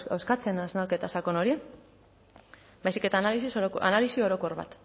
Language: Basque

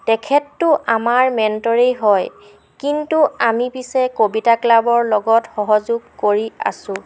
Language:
Assamese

